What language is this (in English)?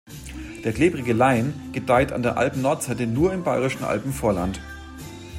German